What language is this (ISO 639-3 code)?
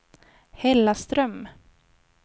swe